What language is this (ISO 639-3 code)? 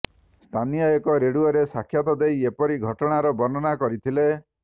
ori